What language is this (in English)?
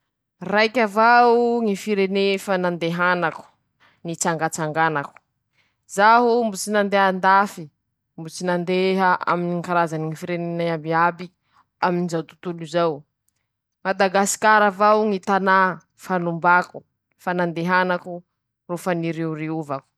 Masikoro Malagasy